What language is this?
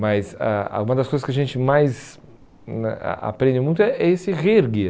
Portuguese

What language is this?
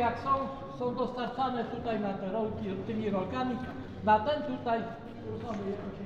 Polish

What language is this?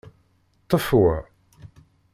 Kabyle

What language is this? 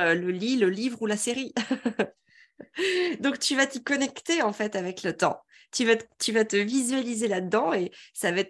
French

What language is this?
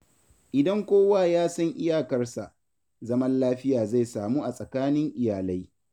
Hausa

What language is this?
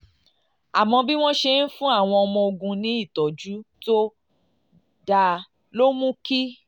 Yoruba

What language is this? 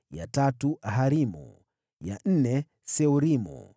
Swahili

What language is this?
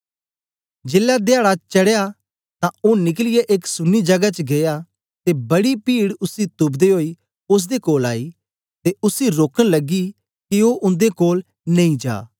Dogri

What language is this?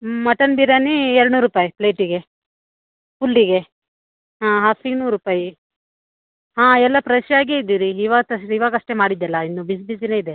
Kannada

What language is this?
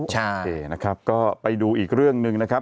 Thai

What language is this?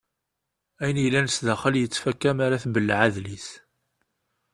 Kabyle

